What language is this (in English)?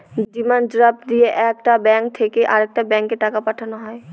Bangla